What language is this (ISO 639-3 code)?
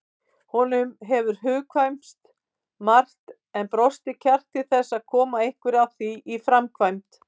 isl